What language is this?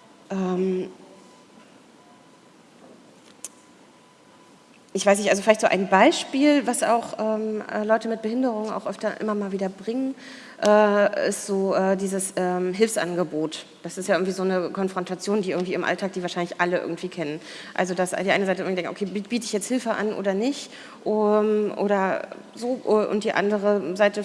German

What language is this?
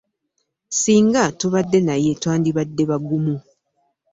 Ganda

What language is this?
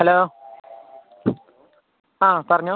Malayalam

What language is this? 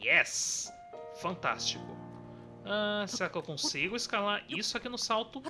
Portuguese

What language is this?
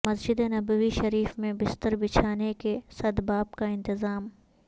Urdu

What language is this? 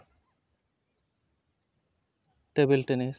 Santali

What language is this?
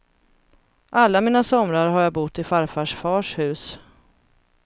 Swedish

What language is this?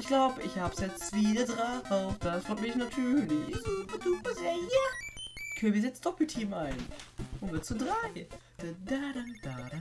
German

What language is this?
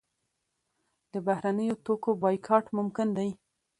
Pashto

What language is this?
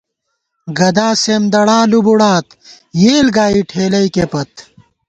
Gawar-Bati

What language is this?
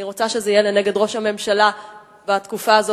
Hebrew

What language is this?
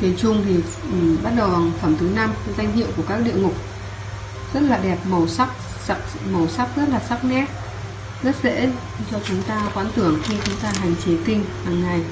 Vietnamese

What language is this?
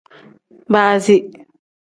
Tem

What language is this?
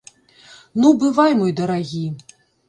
Belarusian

